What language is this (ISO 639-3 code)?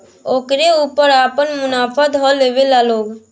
bho